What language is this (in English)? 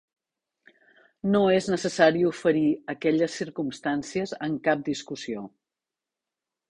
Catalan